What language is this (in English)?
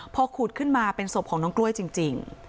Thai